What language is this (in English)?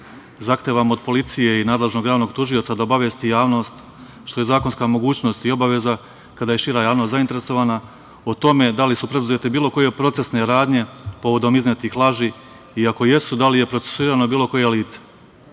Serbian